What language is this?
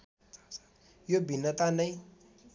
Nepali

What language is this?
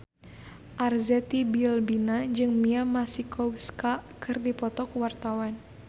Sundanese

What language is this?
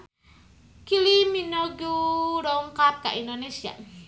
Sundanese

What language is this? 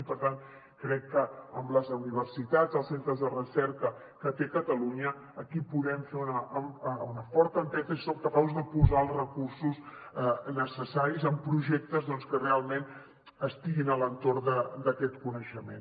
Catalan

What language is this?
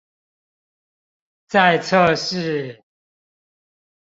Chinese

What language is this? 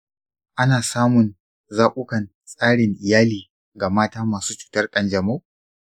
Hausa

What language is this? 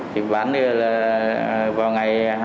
Vietnamese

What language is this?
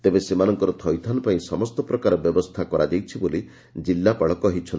Odia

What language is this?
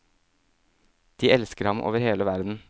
Norwegian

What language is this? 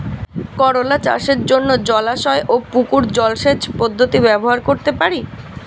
Bangla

